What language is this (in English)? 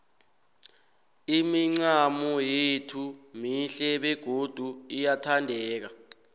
South Ndebele